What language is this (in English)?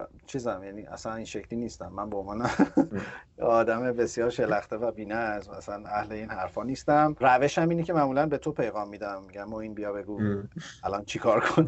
Persian